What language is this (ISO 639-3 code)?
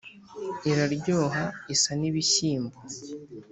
kin